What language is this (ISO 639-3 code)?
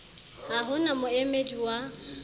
sot